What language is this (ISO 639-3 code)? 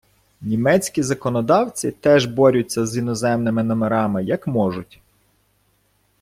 ukr